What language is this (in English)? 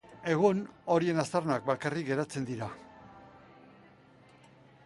Basque